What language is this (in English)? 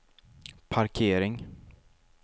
Swedish